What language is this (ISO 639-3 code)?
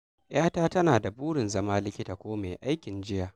hau